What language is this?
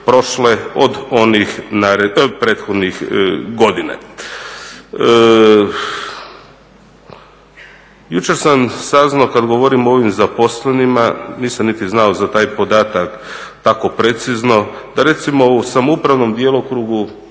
Croatian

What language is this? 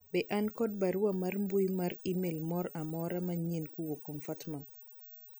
Luo (Kenya and Tanzania)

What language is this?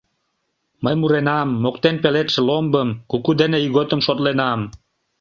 Mari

